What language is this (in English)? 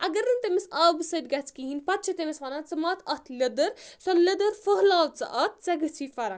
Kashmiri